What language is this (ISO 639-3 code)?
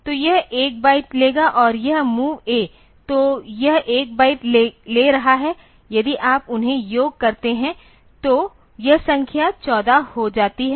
hin